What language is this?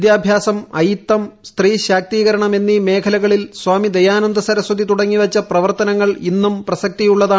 Malayalam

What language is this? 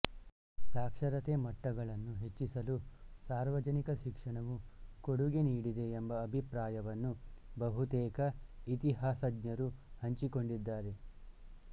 Kannada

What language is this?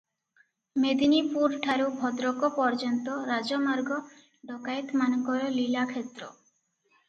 Odia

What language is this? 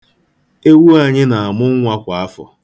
Igbo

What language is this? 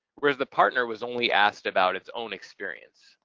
English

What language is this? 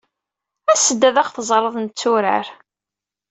Kabyle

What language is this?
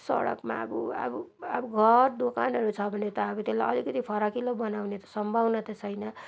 Nepali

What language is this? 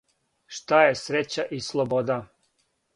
Serbian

